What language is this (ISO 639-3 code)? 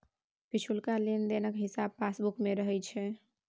mai